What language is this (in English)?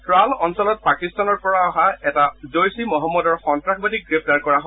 Assamese